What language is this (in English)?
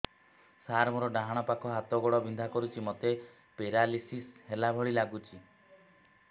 Odia